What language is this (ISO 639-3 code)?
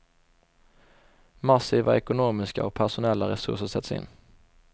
swe